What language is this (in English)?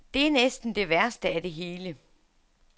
Danish